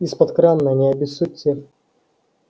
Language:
Russian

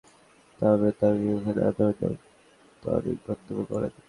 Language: Bangla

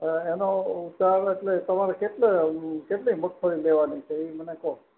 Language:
Gujarati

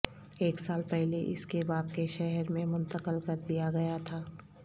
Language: Urdu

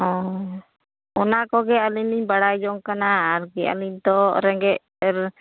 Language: Santali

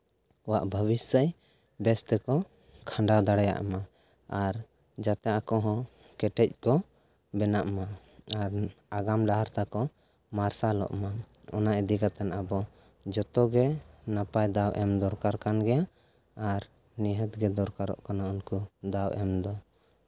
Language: Santali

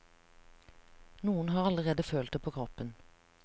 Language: Norwegian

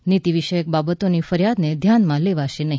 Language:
Gujarati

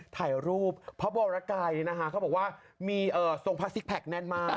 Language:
Thai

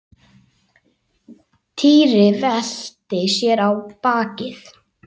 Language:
Icelandic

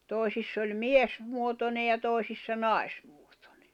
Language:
Finnish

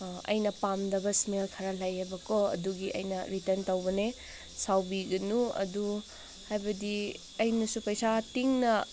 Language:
Manipuri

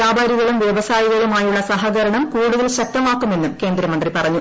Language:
Malayalam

